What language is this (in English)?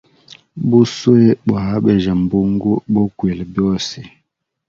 Hemba